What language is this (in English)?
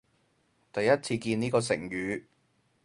Cantonese